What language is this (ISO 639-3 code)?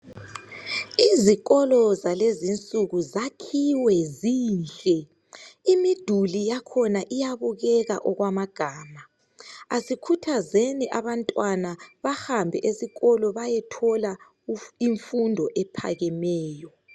nde